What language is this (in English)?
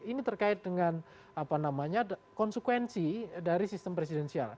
Indonesian